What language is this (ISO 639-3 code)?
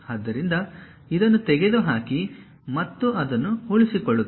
kan